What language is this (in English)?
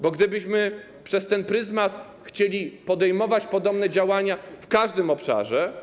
Polish